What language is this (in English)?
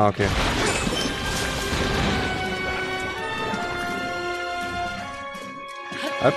German